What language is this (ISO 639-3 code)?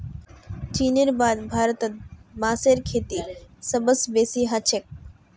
mag